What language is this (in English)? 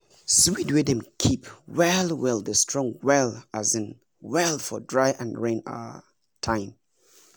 Nigerian Pidgin